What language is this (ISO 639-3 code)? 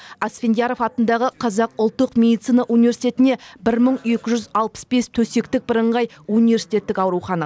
kaz